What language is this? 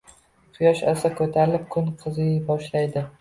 Uzbek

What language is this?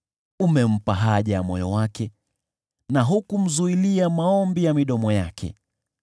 Swahili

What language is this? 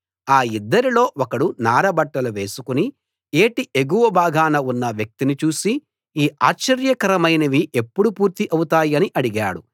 Telugu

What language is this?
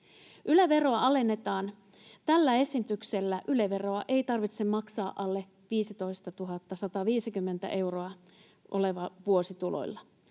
Finnish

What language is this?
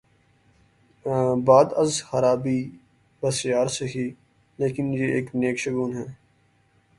Urdu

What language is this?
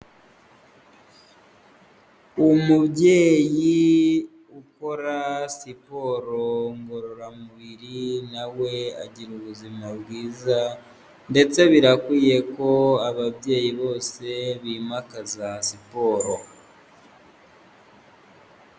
Kinyarwanda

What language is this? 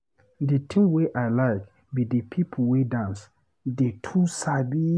Nigerian Pidgin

